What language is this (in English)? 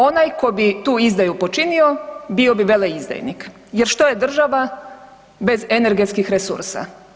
Croatian